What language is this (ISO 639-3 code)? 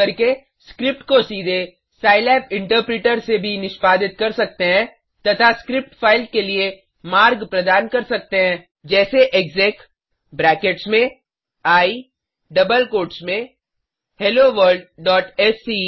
hin